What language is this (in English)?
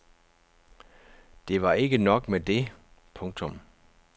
Danish